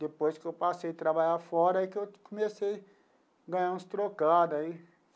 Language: Portuguese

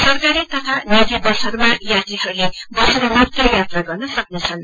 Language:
Nepali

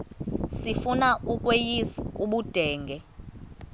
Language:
Xhosa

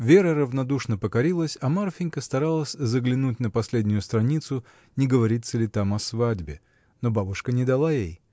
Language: Russian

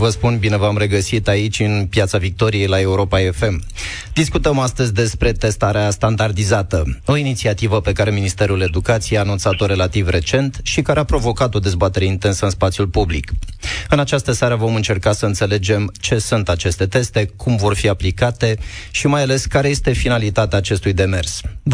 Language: Romanian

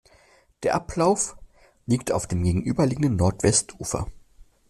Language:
German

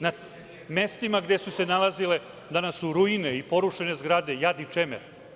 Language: Serbian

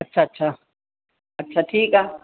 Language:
Sindhi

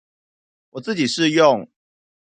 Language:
Chinese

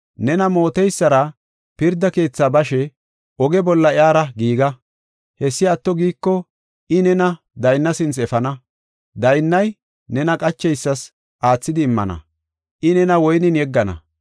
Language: Gofa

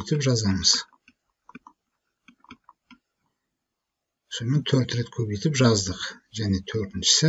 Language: Turkish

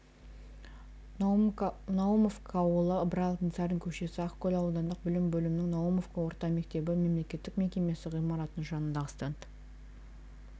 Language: Kazakh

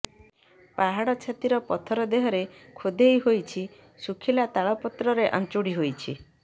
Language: Odia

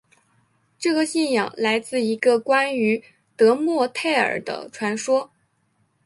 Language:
Chinese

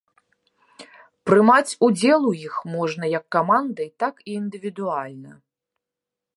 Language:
Belarusian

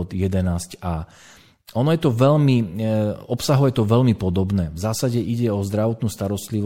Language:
Slovak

